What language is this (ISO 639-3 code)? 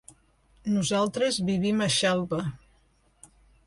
cat